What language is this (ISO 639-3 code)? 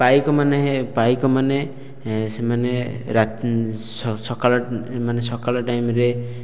ori